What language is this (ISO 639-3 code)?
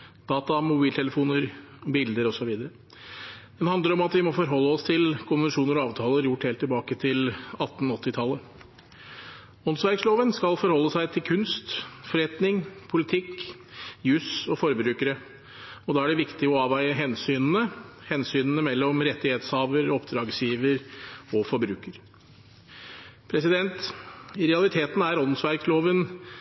nob